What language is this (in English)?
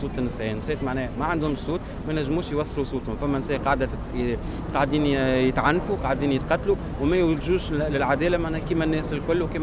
Arabic